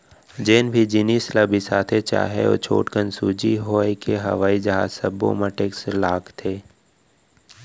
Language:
Chhattisgarhi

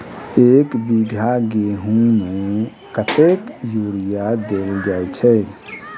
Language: Maithili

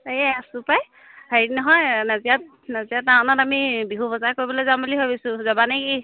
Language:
Assamese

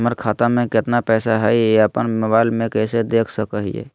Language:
Magahi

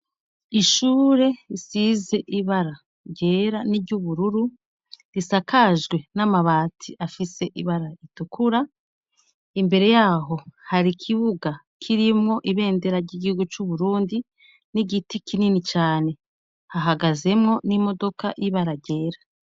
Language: Rundi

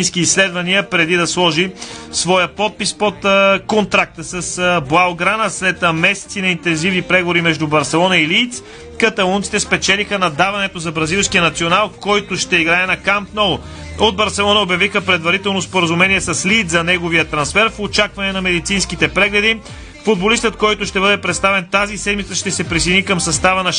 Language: Bulgarian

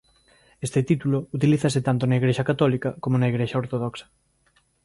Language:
Galician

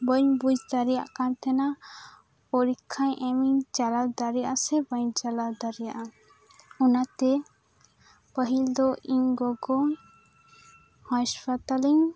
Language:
Santali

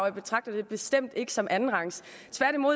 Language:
Danish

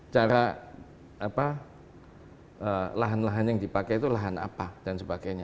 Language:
Indonesian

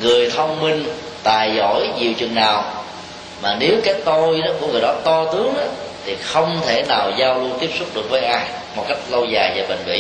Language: Vietnamese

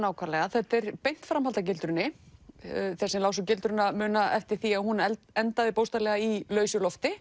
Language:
Icelandic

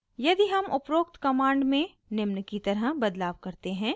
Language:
Hindi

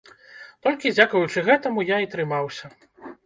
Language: Belarusian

